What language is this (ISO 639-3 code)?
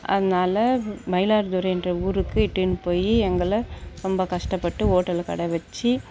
tam